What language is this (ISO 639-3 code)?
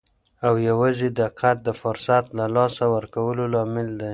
pus